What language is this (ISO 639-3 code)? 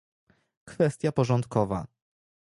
pol